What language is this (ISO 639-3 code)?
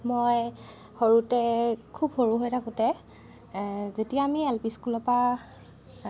asm